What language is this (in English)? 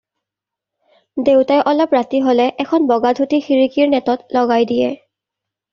Assamese